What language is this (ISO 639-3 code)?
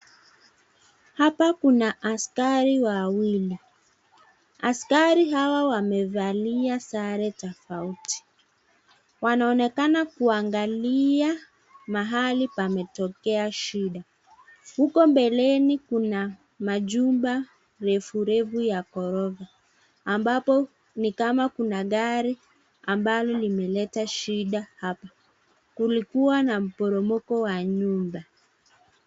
swa